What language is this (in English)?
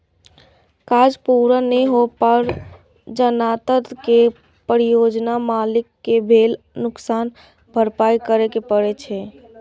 Maithili